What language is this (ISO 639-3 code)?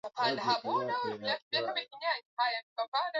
swa